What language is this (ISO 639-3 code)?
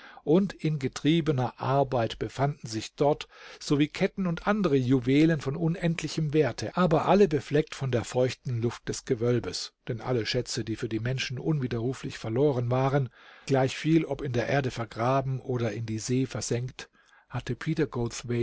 deu